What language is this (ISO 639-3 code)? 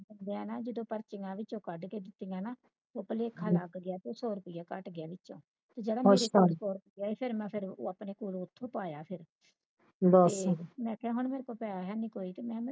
pan